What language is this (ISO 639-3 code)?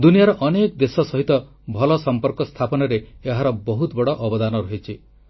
ori